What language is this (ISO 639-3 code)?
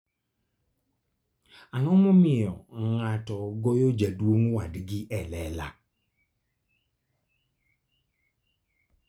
luo